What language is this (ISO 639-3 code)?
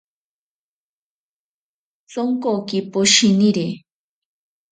prq